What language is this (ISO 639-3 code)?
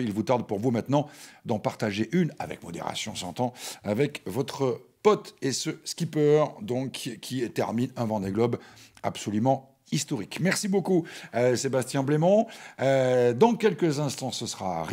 fra